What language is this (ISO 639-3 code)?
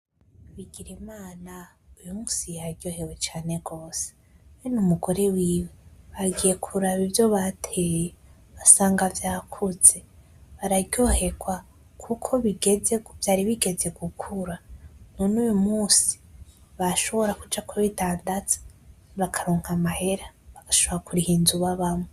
run